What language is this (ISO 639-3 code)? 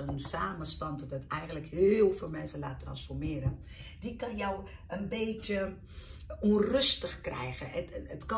nld